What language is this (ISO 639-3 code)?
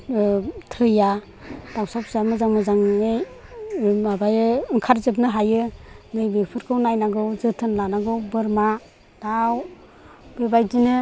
brx